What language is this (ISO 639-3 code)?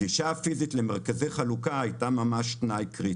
heb